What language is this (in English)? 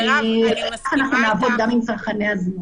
Hebrew